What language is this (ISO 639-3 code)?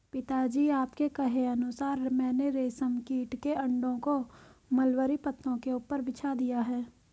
hin